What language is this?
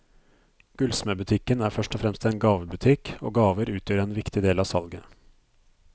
Norwegian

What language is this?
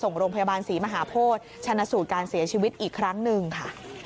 Thai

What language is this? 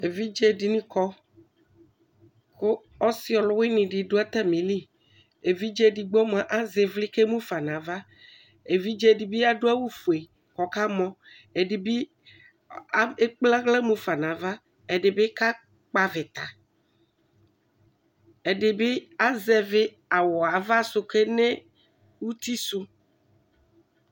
Ikposo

